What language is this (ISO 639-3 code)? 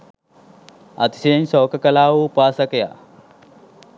sin